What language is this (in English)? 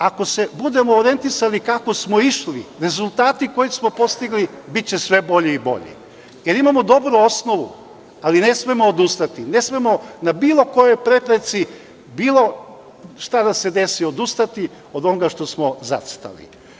Serbian